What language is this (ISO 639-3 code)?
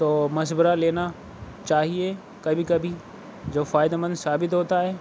urd